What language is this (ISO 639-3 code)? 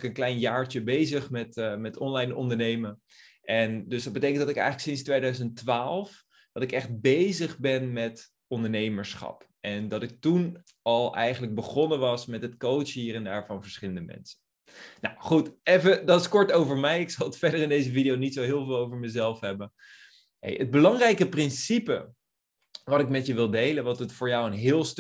nld